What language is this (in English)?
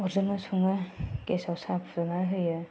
Bodo